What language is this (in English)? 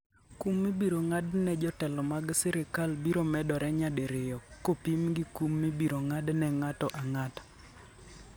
Luo (Kenya and Tanzania)